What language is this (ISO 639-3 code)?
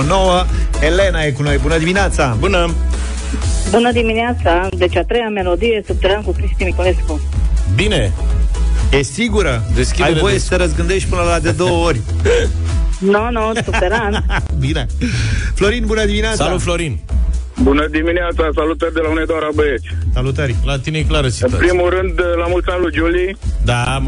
ron